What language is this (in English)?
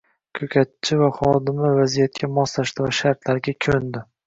Uzbek